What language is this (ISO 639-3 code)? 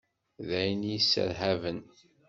kab